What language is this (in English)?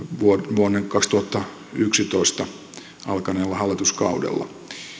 Finnish